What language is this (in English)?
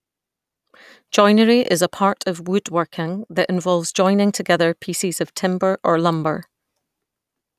English